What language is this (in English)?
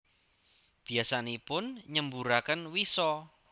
Javanese